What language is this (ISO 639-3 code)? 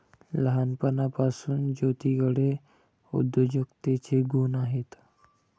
mar